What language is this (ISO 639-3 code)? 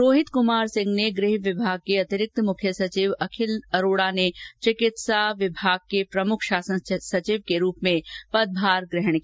hin